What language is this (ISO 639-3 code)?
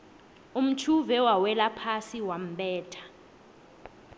nbl